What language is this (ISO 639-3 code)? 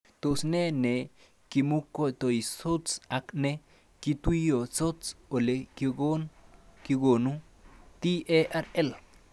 kln